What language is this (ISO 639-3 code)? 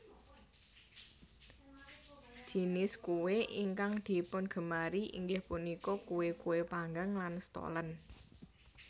jav